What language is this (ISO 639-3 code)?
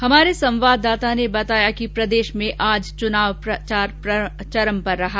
hin